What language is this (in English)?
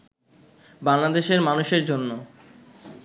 Bangla